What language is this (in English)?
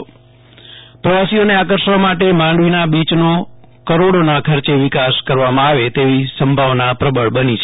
Gujarati